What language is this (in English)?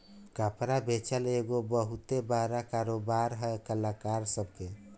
Bhojpuri